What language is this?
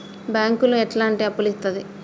Telugu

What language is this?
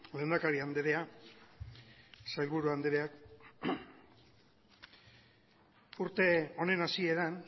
Basque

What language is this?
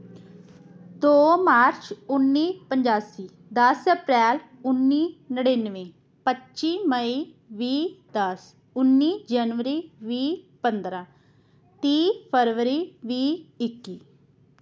Punjabi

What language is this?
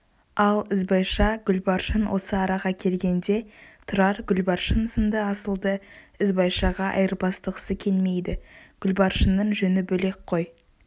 Kazakh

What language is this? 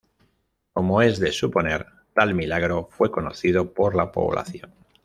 Spanish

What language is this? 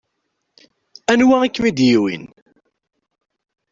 Kabyle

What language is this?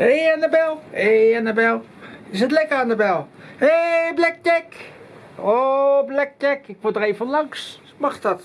Dutch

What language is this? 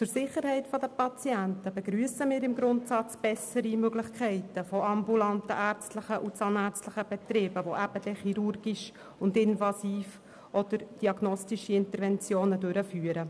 Swiss German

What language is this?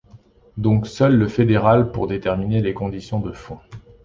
French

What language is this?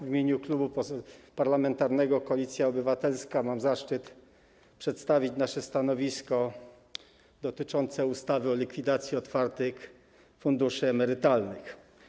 Polish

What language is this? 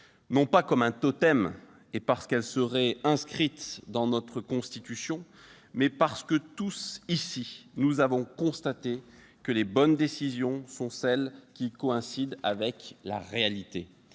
French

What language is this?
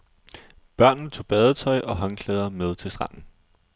Danish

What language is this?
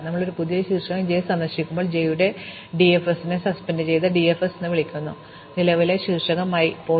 Malayalam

